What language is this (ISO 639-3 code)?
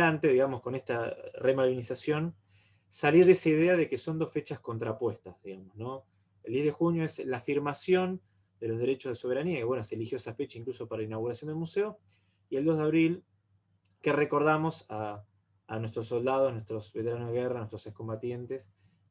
spa